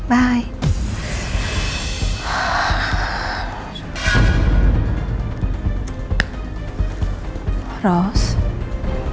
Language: Indonesian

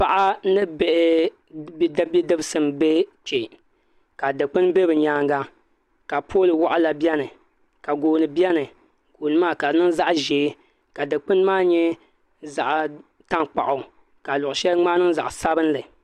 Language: Dagbani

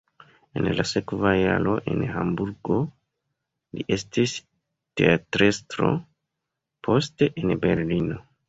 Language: Esperanto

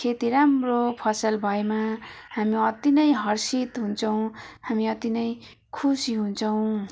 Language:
Nepali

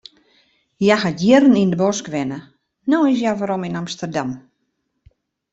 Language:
Western Frisian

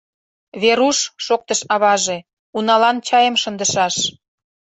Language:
Mari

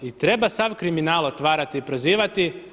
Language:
Croatian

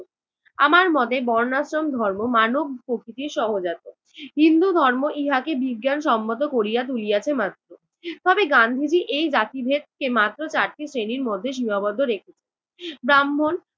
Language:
Bangla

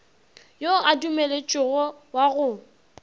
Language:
Northern Sotho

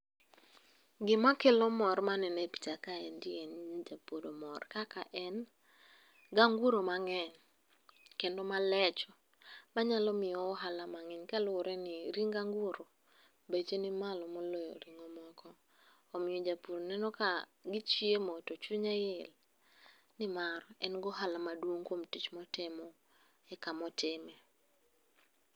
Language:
Luo (Kenya and Tanzania)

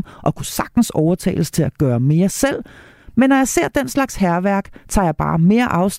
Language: Danish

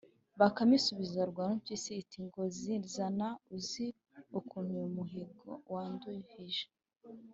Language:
Kinyarwanda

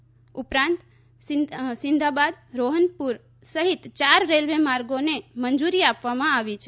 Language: Gujarati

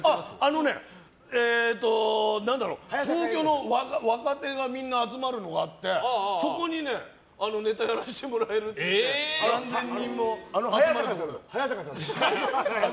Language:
Japanese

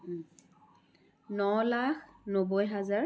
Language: Assamese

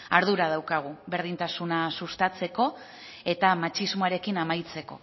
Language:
Basque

